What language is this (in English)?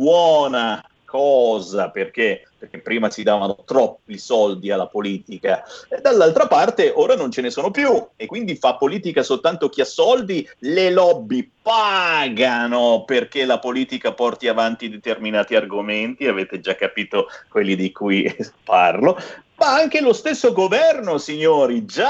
Italian